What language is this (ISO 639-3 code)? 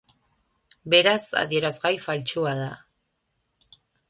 eus